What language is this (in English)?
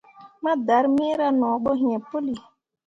Mundang